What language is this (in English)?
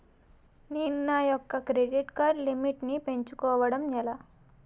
Telugu